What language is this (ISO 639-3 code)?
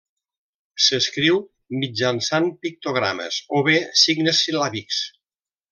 cat